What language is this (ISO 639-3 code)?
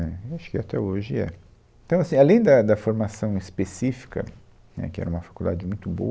por